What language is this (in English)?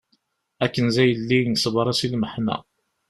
Kabyle